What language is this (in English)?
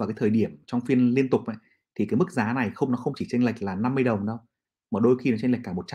Vietnamese